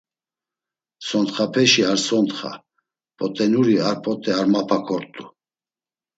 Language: Laz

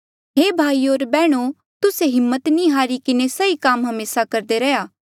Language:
Mandeali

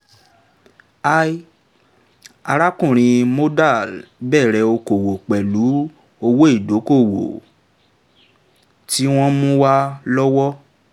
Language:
Yoruba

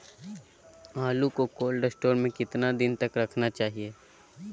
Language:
Magahi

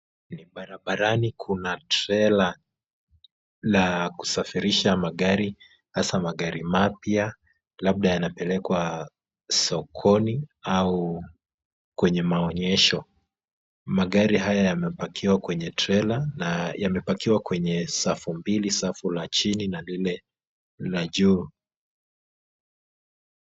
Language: Swahili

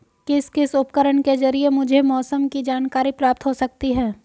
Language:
Hindi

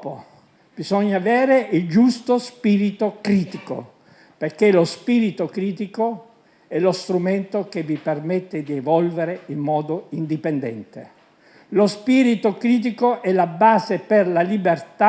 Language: Italian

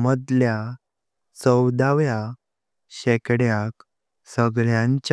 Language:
Konkani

